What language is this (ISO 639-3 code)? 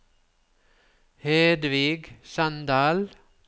nor